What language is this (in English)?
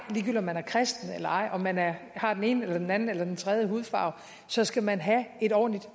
Danish